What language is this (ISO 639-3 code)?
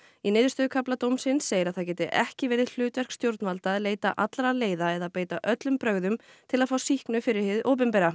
isl